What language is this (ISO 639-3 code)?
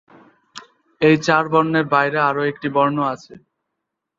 ben